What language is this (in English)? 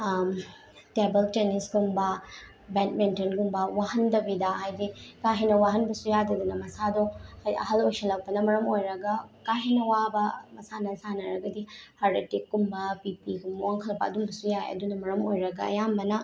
Manipuri